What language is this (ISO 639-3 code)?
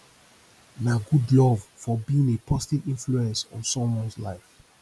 pcm